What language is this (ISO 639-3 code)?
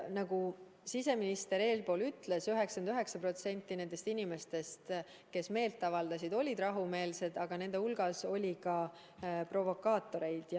est